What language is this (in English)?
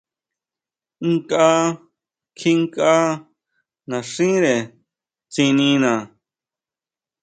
Huautla Mazatec